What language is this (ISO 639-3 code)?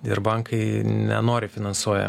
lit